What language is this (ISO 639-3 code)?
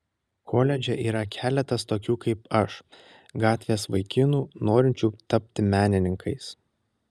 lit